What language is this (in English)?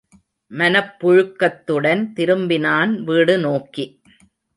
Tamil